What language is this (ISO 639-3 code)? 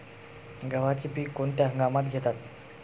mar